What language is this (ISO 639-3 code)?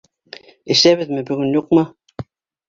bak